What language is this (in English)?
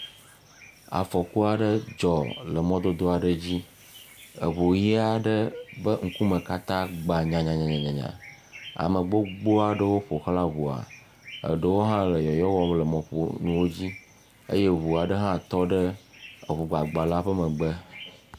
Ewe